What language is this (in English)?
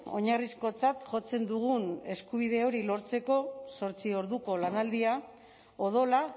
Basque